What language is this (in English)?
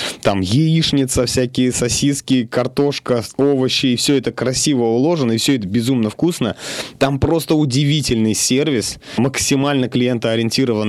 Russian